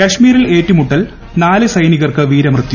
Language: Malayalam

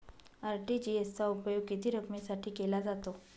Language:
Marathi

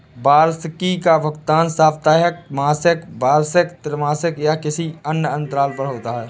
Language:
Hindi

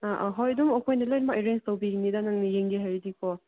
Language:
Manipuri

